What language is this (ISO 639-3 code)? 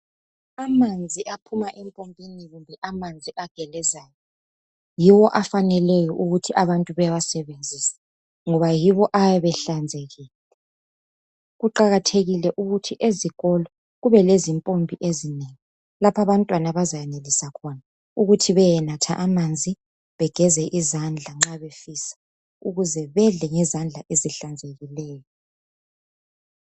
nde